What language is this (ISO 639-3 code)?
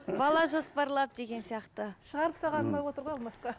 kaz